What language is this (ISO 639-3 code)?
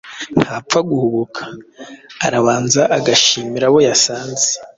kin